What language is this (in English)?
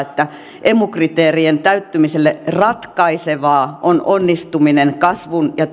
Finnish